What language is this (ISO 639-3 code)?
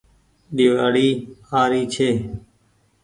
gig